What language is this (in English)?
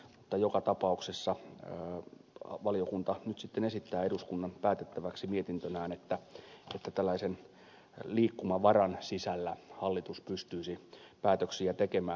Finnish